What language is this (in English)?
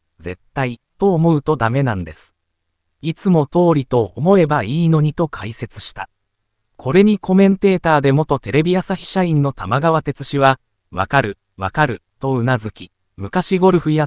Japanese